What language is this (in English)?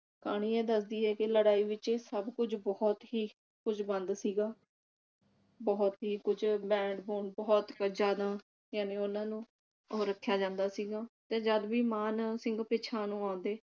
Punjabi